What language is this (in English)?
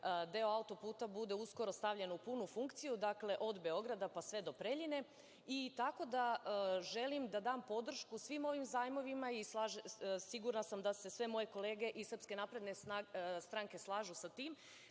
Serbian